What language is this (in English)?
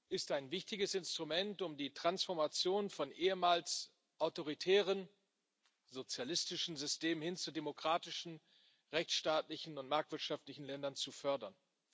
German